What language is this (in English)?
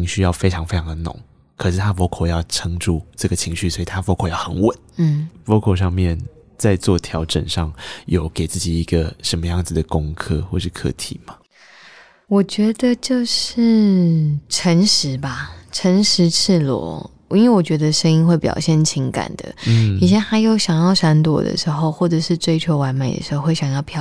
Chinese